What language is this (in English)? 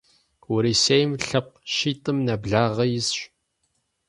Kabardian